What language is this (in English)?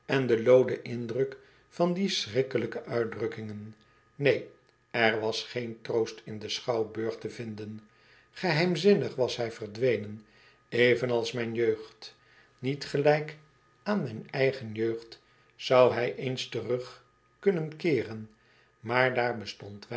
Dutch